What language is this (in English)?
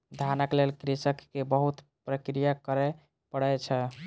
Maithili